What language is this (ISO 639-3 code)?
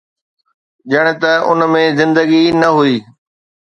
snd